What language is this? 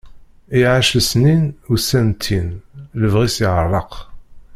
Kabyle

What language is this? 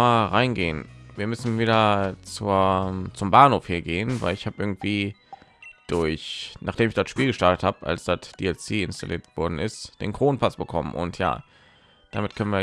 German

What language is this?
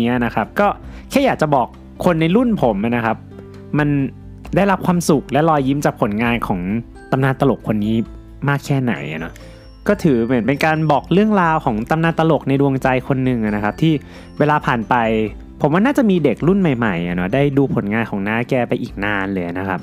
Thai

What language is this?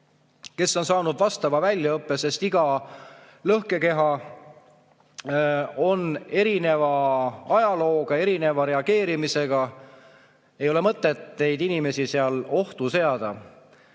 Estonian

